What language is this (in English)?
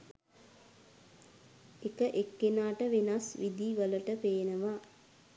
Sinhala